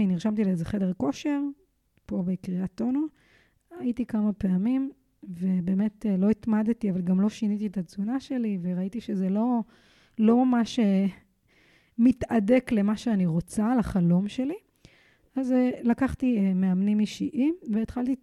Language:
Hebrew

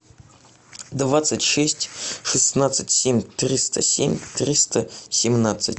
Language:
Russian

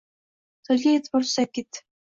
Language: Uzbek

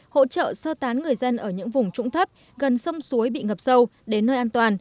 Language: Vietnamese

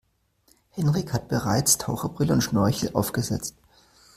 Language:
German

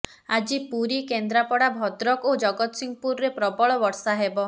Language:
Odia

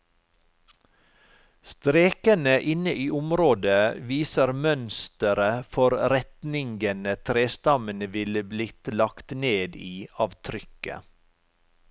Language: Norwegian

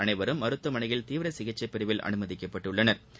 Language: Tamil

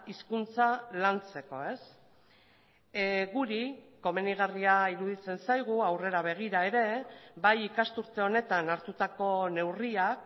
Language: Basque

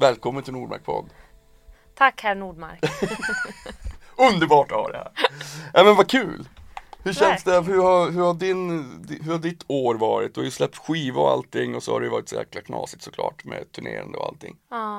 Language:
Swedish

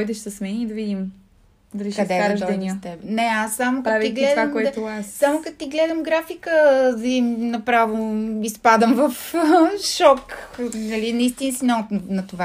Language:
Bulgarian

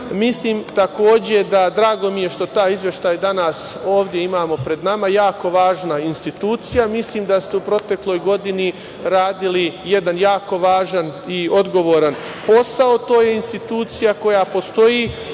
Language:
Serbian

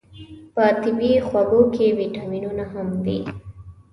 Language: Pashto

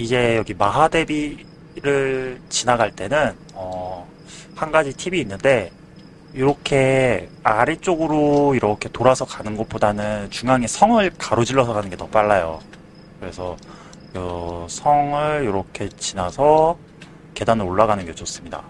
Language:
Korean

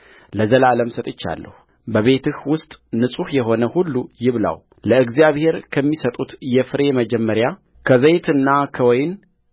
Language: Amharic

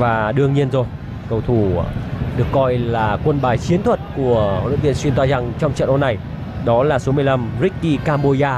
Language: Vietnamese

